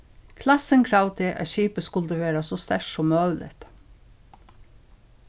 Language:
Faroese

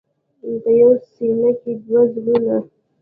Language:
Pashto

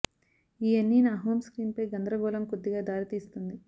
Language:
Telugu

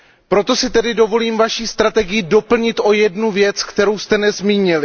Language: Czech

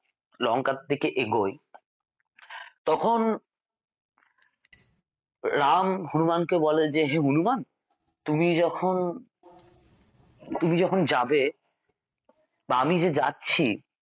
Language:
Bangla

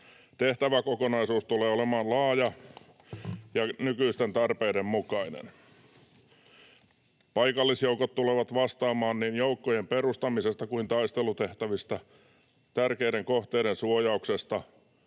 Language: Finnish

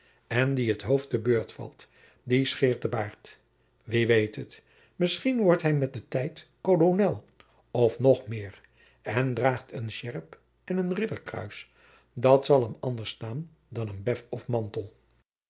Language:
Dutch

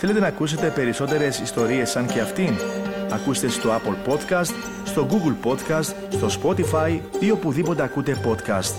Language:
Greek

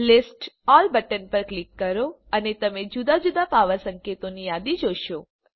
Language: Gujarati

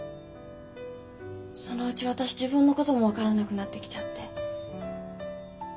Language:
Japanese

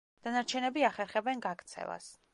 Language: Georgian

